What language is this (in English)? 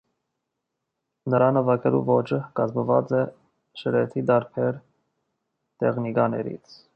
Armenian